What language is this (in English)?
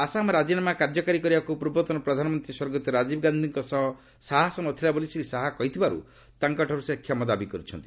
Odia